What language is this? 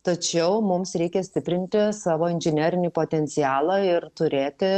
Lithuanian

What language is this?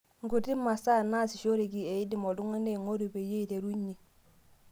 Masai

